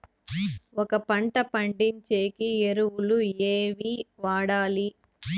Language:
Telugu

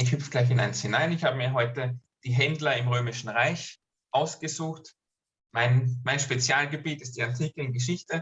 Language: German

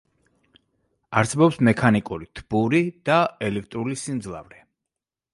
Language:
Georgian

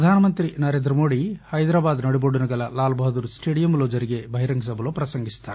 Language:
Telugu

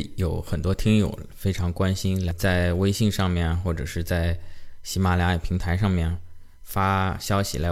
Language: Chinese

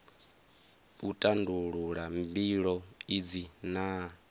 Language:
Venda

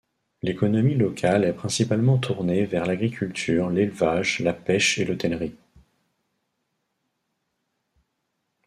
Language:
French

